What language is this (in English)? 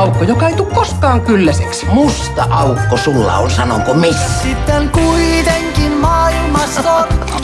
Finnish